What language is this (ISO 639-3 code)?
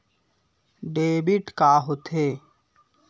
hne